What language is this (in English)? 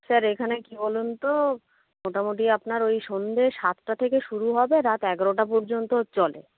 Bangla